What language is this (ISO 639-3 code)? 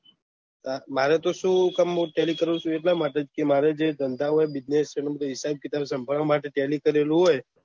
guj